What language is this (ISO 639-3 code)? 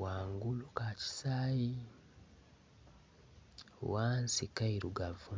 xog